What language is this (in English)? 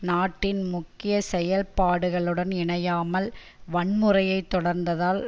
Tamil